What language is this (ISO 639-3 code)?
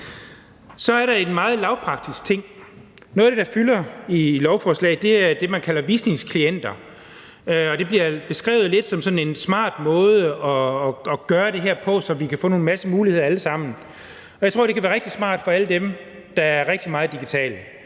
dan